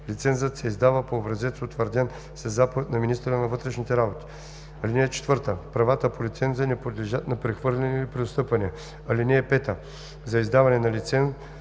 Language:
Bulgarian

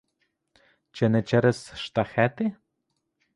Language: Ukrainian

